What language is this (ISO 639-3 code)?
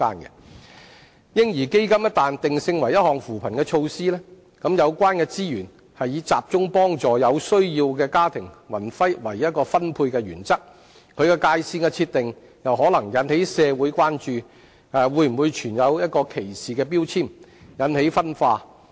yue